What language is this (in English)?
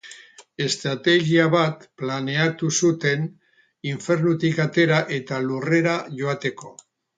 Basque